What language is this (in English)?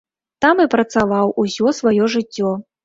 Belarusian